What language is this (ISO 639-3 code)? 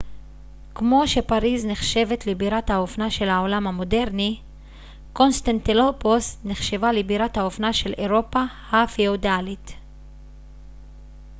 heb